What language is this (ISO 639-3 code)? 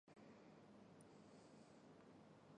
zho